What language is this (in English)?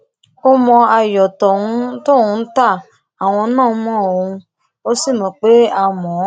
Yoruba